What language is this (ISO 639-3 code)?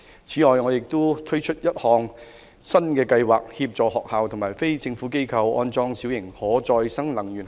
yue